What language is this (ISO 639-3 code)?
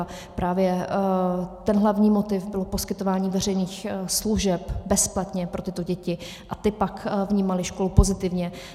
ces